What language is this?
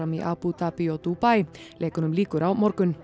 Icelandic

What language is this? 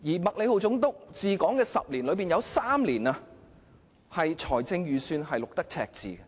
Cantonese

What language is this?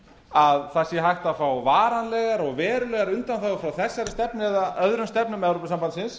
Icelandic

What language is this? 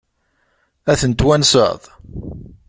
Kabyle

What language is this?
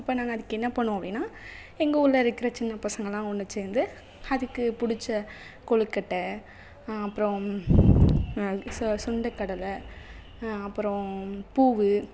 Tamil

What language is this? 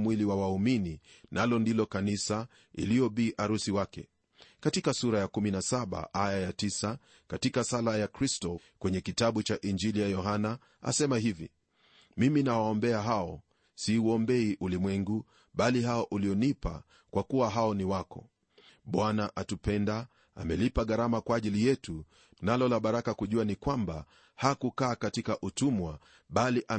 Swahili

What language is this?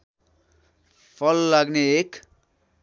Nepali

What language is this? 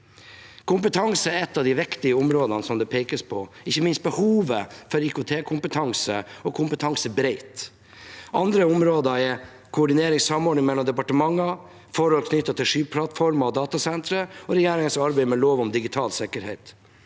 Norwegian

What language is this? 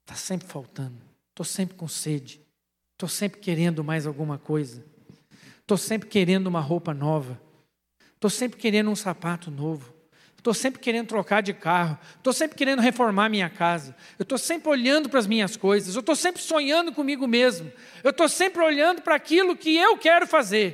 Portuguese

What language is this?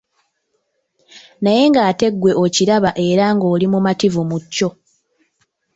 Ganda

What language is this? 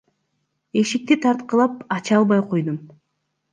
Kyrgyz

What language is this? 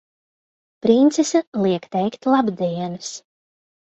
Latvian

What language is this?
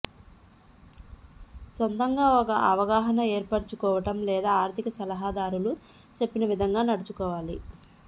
Telugu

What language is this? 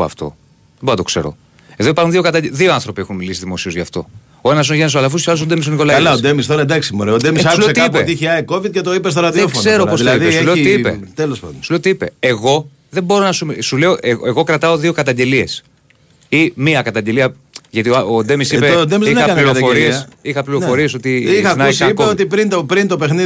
Greek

